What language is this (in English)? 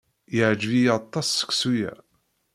Kabyle